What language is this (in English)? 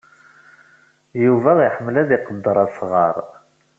Kabyle